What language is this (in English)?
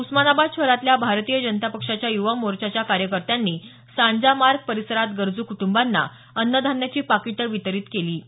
Marathi